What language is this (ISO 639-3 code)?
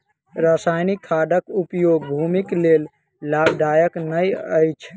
mai